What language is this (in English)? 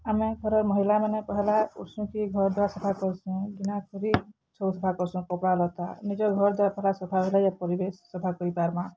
Odia